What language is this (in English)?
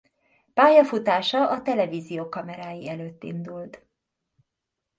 Hungarian